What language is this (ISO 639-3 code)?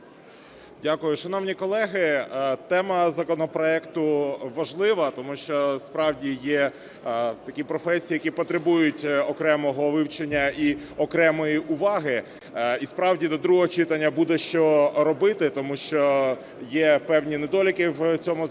ukr